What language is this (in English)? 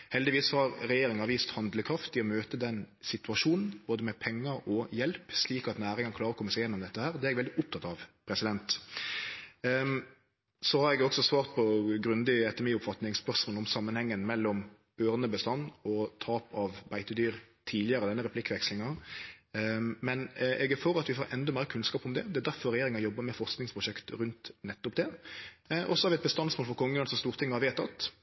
Norwegian Nynorsk